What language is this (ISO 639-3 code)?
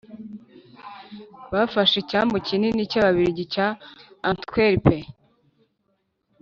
kin